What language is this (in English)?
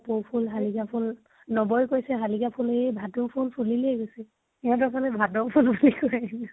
Assamese